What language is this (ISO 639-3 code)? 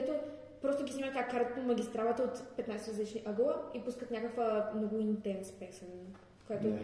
bul